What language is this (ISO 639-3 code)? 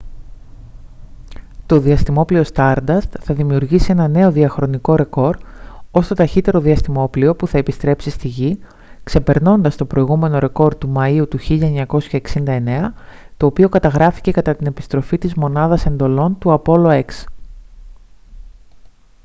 ell